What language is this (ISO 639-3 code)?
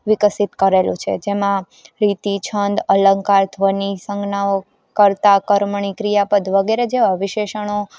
guj